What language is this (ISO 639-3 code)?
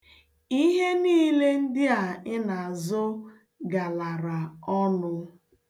ibo